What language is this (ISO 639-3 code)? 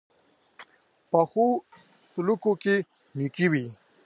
pus